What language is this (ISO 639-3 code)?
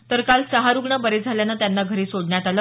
mar